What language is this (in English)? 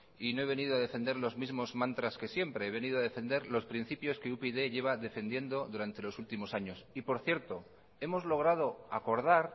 Spanish